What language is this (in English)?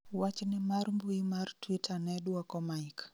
Luo (Kenya and Tanzania)